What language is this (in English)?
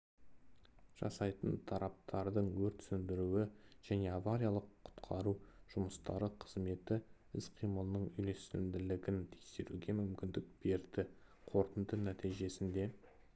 Kazakh